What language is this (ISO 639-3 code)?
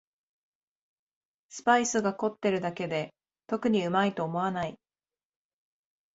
jpn